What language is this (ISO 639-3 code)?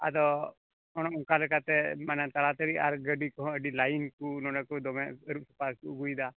sat